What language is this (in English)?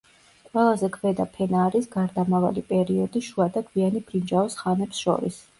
Georgian